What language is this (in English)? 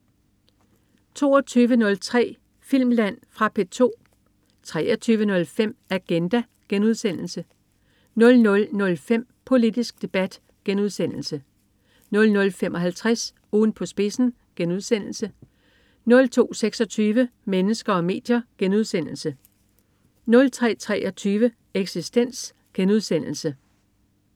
Danish